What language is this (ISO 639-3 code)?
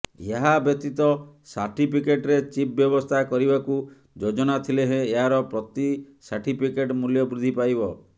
ori